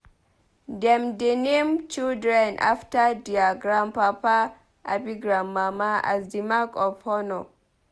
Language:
Nigerian Pidgin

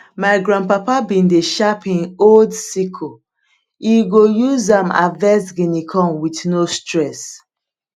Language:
Nigerian Pidgin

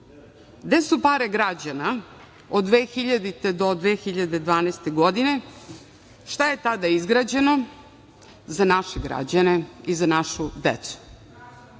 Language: Serbian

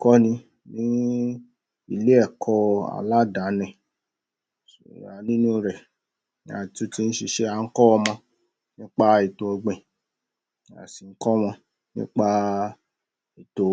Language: Yoruba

